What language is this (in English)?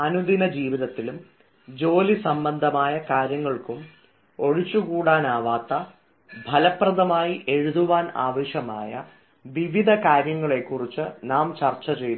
Malayalam